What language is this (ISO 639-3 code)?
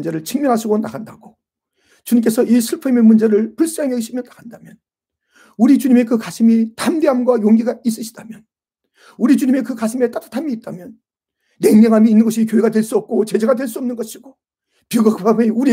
kor